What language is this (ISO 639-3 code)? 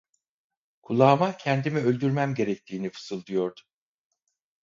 tur